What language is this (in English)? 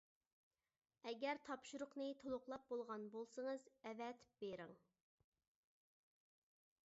Uyghur